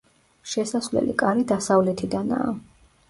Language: Georgian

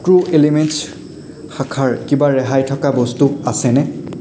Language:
Assamese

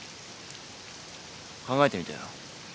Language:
Japanese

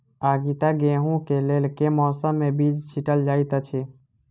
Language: Maithili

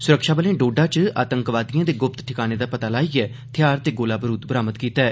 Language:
Dogri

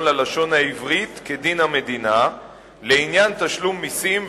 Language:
Hebrew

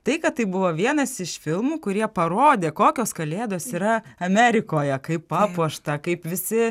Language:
Lithuanian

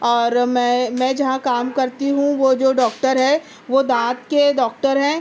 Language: Urdu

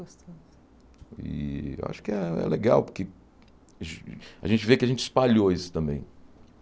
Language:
Portuguese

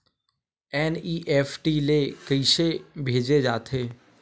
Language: Chhattisgarhi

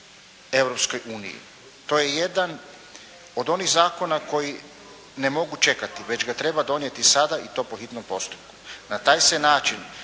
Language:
Croatian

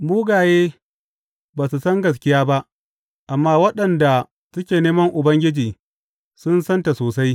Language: Hausa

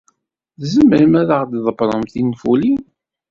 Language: Kabyle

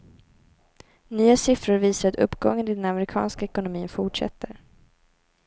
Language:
Swedish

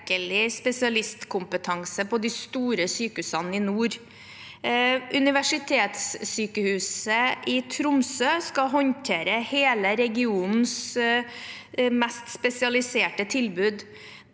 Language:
Norwegian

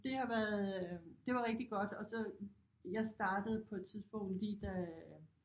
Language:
Danish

